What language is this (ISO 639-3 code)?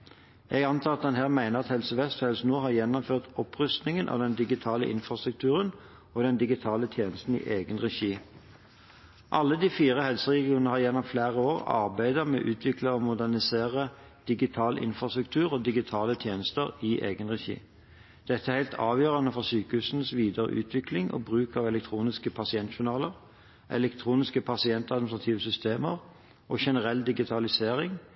nob